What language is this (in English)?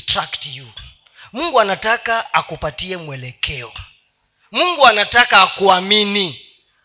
Swahili